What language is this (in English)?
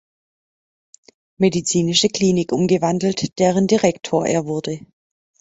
German